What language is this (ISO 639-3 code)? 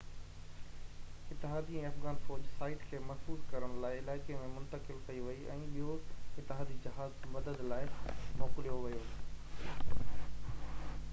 snd